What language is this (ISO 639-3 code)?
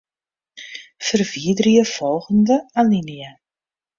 fry